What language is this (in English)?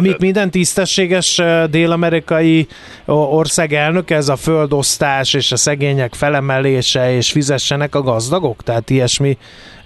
Hungarian